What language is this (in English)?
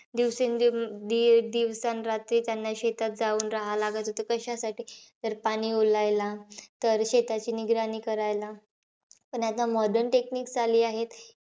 Marathi